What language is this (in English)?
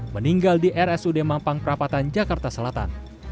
Indonesian